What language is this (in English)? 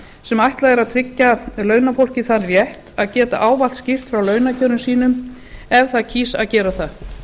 Icelandic